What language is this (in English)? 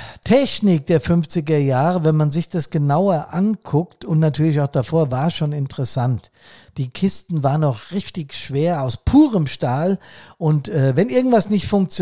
German